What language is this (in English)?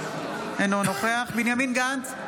Hebrew